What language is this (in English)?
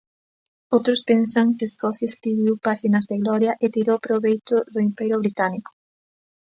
Galician